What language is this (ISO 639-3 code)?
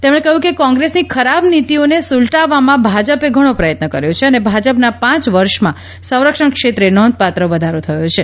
guj